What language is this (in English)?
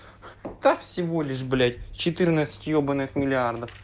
Russian